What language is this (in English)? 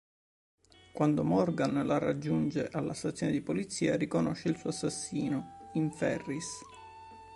Italian